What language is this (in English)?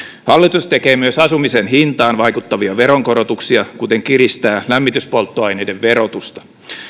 Finnish